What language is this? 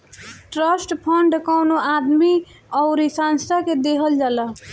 Bhojpuri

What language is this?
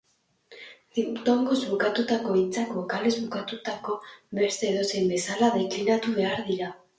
Basque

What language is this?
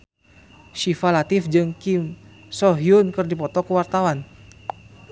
Sundanese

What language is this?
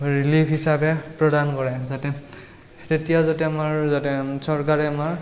Assamese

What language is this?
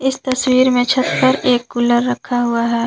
Hindi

